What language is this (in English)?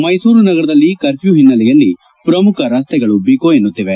Kannada